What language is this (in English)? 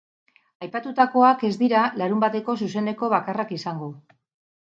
Basque